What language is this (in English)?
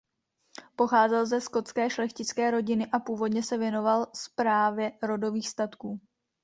Czech